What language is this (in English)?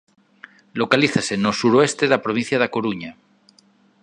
Galician